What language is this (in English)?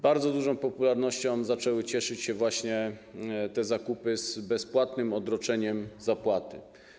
Polish